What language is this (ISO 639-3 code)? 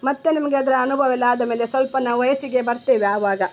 kan